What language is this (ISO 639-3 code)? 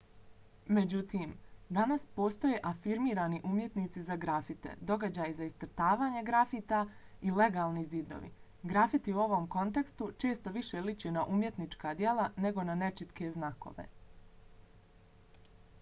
bos